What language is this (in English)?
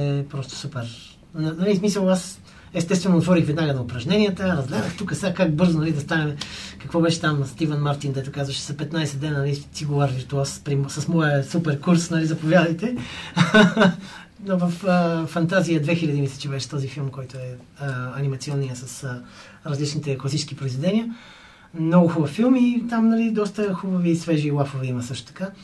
Bulgarian